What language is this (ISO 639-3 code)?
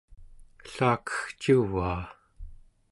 esu